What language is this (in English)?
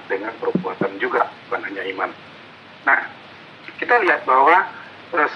Indonesian